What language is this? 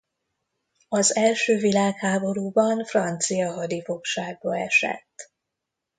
Hungarian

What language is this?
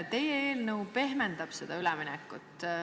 Estonian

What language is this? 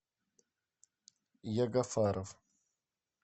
Russian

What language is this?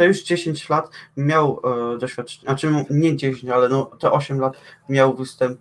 Polish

